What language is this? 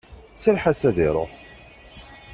Kabyle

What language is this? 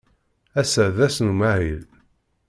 Kabyle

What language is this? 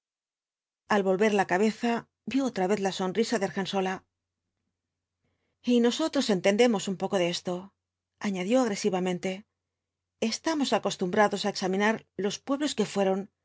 Spanish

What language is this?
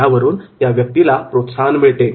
Marathi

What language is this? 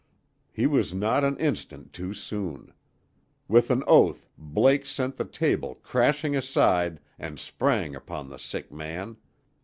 English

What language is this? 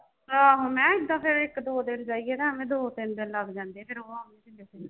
Punjabi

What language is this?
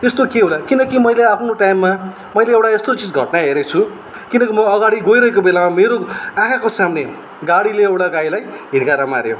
Nepali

